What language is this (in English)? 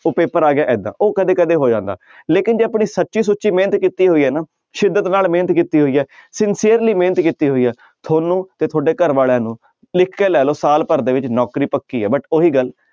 Punjabi